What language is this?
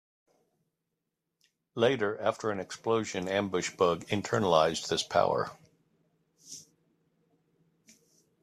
English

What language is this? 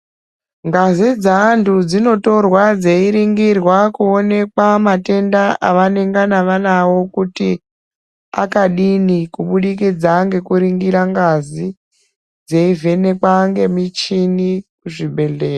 Ndau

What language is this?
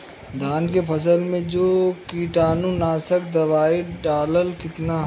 Bhojpuri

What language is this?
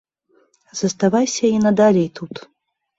Belarusian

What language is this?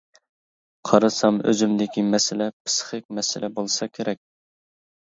Uyghur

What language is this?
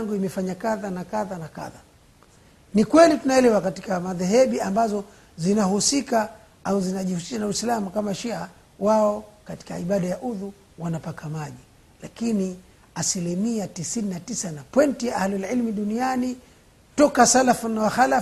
Swahili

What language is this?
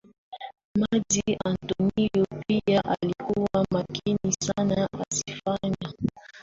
Swahili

